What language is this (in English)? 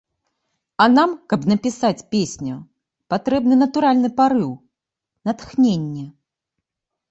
Belarusian